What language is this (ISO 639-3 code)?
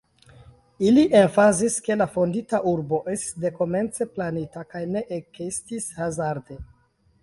epo